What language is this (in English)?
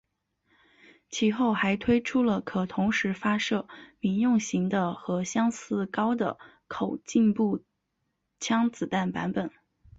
Chinese